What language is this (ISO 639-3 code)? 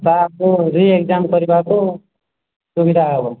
ori